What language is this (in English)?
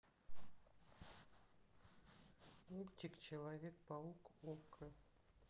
Russian